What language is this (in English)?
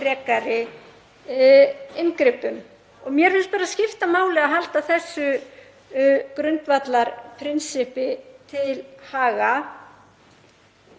Icelandic